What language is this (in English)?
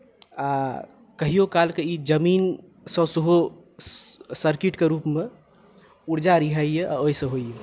Maithili